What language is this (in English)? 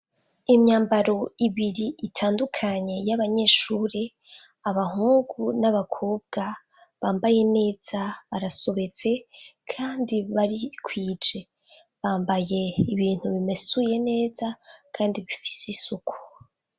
Rundi